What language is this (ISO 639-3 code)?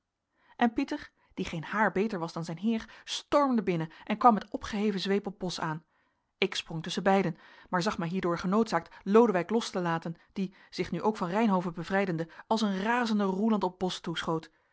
nld